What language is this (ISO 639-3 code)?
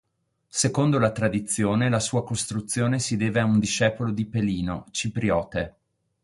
ita